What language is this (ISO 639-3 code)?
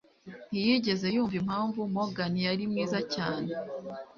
kin